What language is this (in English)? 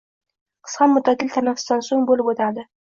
Uzbek